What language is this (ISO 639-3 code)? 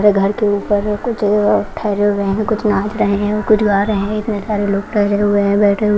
hin